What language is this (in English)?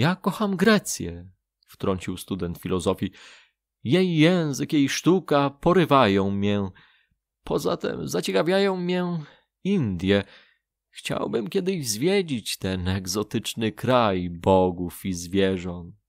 Polish